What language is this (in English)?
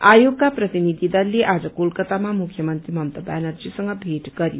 Nepali